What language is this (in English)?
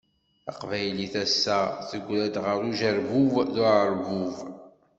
Kabyle